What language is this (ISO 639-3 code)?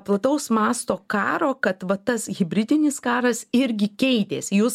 lit